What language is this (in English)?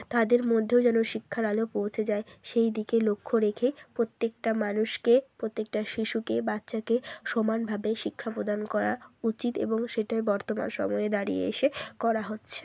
Bangla